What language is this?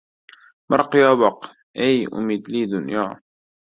Uzbek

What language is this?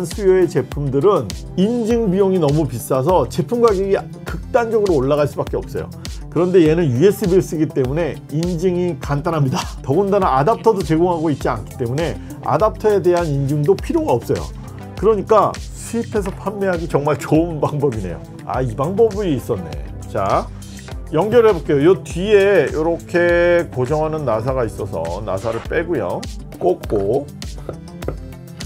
Korean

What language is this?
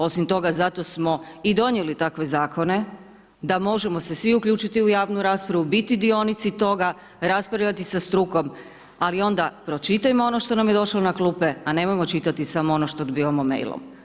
Croatian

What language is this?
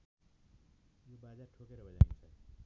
Nepali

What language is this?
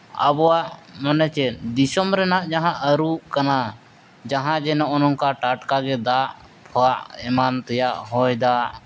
Santali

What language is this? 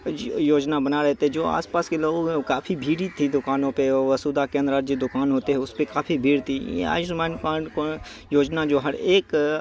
Urdu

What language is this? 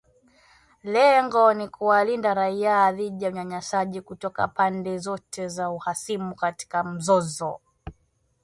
Swahili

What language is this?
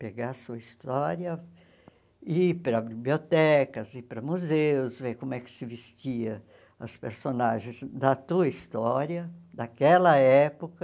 Portuguese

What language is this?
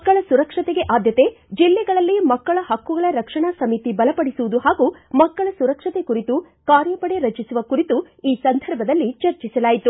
Kannada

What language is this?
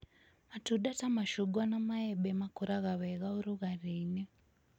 Kikuyu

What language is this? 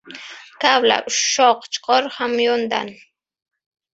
Uzbek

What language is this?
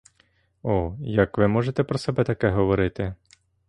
Ukrainian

